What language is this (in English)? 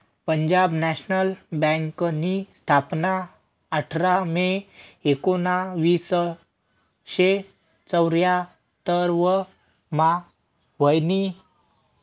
Marathi